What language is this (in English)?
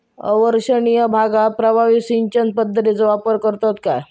Marathi